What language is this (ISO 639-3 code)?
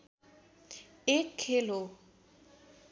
nep